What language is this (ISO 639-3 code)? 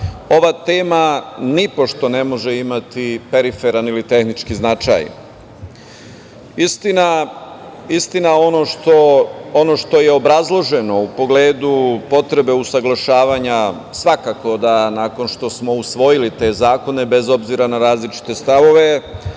srp